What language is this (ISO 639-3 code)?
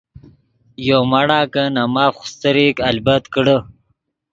ydg